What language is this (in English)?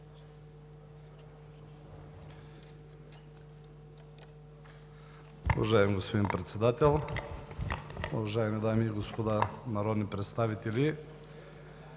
Bulgarian